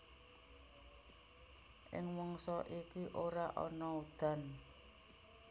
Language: Javanese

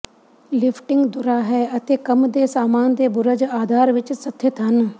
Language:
Punjabi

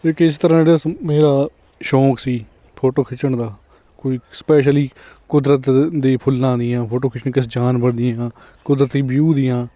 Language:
Punjabi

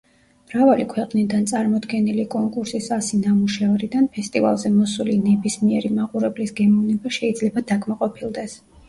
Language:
Georgian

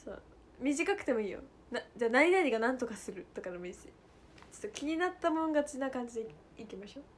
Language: Japanese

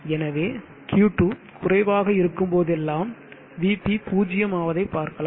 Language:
Tamil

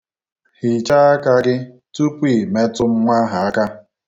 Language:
Igbo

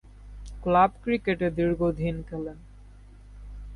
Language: Bangla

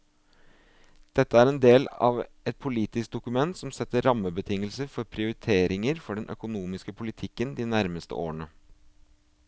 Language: Norwegian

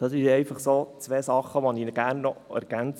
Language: Swiss German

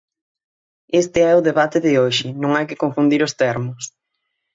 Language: Galician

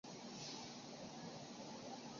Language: Chinese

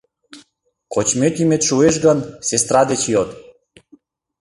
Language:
Mari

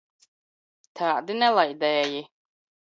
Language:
Latvian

